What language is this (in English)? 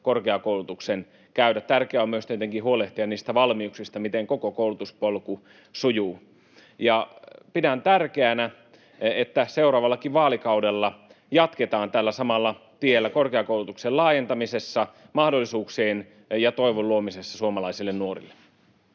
Finnish